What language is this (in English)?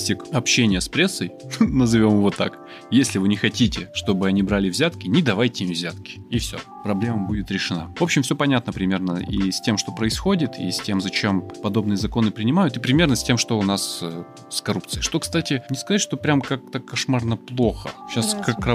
Russian